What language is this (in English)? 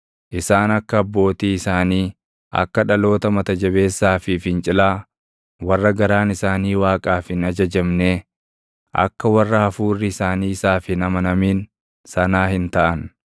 Oromo